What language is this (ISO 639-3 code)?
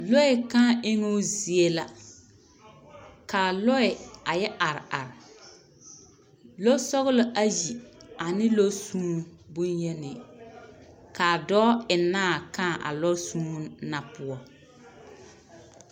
dga